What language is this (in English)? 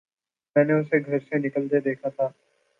Urdu